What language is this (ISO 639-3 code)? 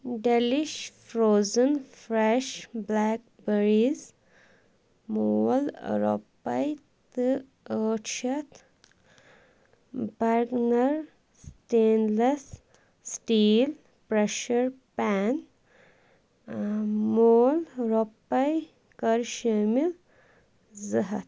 kas